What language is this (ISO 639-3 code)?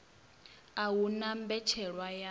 ven